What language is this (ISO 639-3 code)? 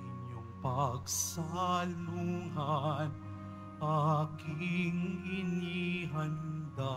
fil